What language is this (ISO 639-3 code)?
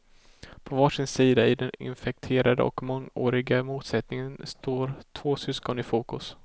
swe